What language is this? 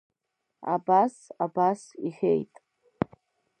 Abkhazian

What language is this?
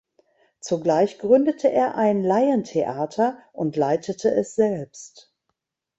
German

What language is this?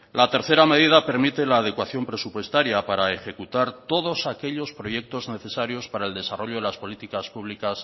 Spanish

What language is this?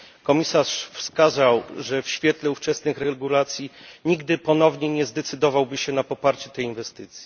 Polish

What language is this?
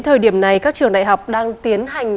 Vietnamese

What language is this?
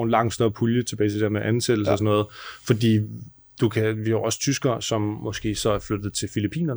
Danish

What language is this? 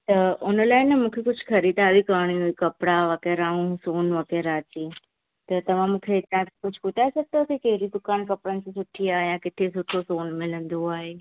Sindhi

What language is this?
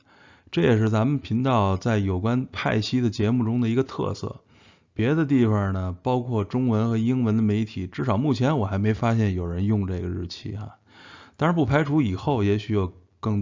Chinese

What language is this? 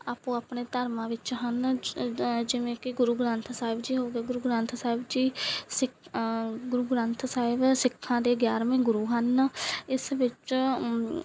Punjabi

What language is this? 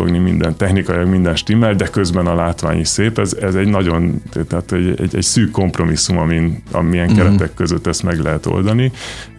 Hungarian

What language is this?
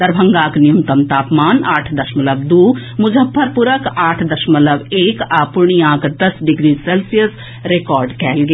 Maithili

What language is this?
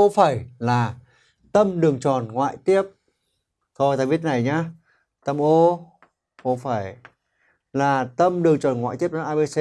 Vietnamese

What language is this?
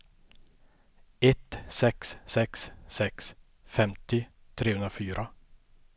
Swedish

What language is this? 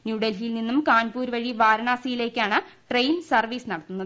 Malayalam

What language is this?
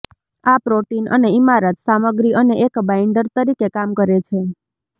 Gujarati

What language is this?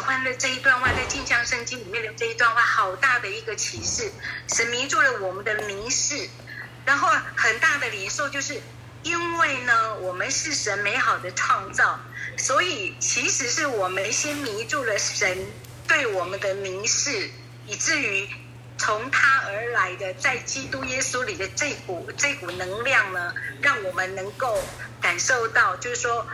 Chinese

